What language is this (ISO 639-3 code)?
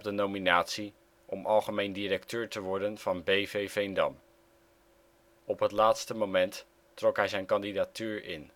nld